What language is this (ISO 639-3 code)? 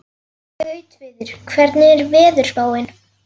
isl